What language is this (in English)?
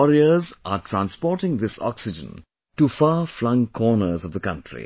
English